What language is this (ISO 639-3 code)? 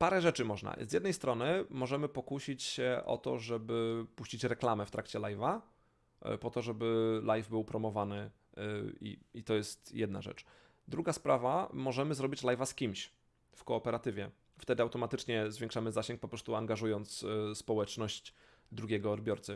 pol